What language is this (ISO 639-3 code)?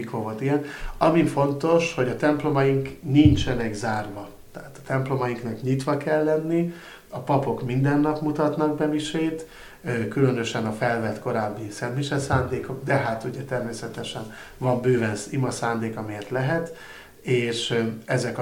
hun